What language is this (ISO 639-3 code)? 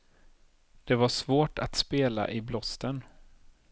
swe